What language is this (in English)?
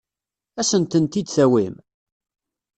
Kabyle